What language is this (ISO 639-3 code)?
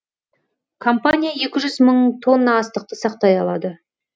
kaz